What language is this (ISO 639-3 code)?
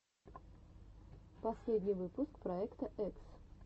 rus